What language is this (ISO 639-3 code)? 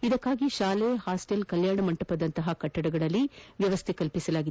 kan